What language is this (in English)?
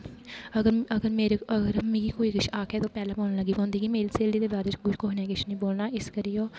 Dogri